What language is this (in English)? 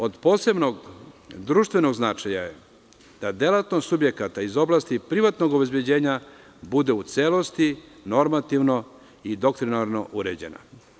Serbian